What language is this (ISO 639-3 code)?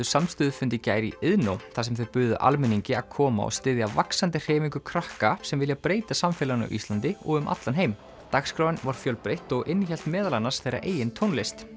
isl